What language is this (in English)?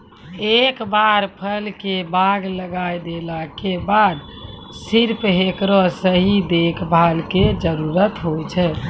Maithili